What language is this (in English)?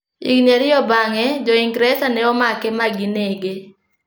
Luo (Kenya and Tanzania)